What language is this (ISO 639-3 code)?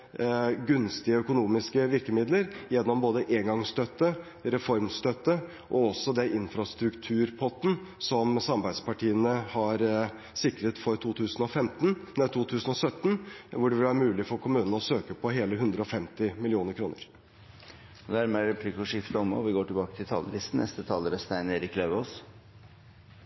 nor